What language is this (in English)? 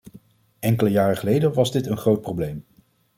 Dutch